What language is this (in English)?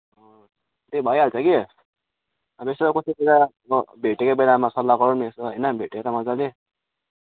Nepali